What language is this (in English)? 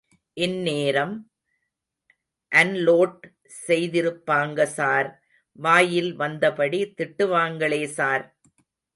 Tamil